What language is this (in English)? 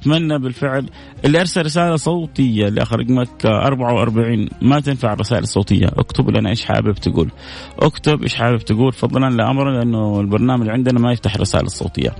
Arabic